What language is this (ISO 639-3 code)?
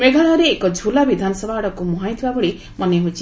ori